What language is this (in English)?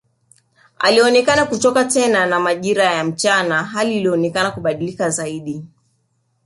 Swahili